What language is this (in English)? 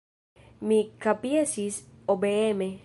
Esperanto